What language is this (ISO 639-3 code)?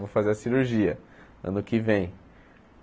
por